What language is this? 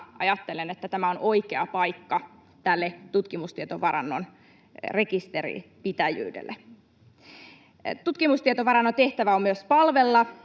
Finnish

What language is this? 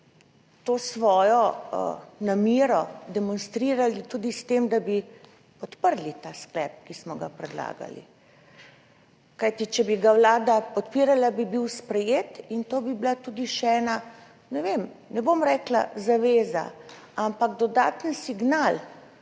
Slovenian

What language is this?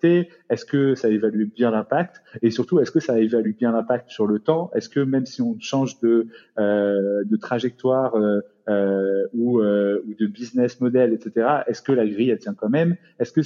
French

